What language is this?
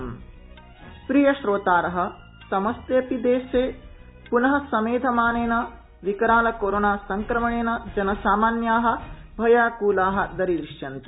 Sanskrit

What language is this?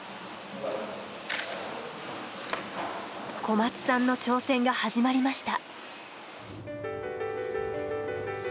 Japanese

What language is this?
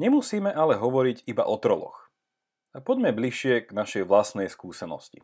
Slovak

